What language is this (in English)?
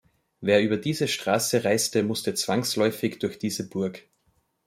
German